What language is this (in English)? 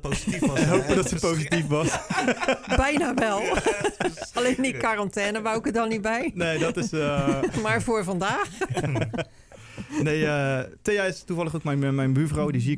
Dutch